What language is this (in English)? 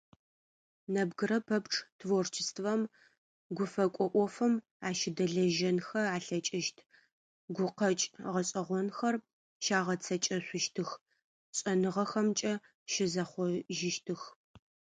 Adyghe